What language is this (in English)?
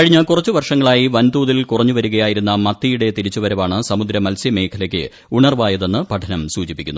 Malayalam